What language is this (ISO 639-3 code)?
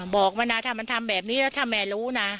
tha